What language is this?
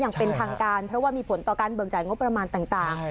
Thai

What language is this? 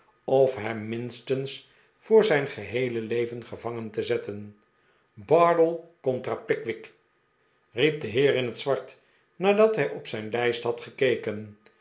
Dutch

